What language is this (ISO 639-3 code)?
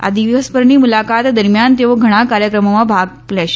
guj